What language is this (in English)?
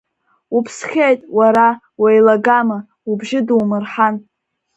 Abkhazian